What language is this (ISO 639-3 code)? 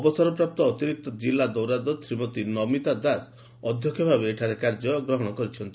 ori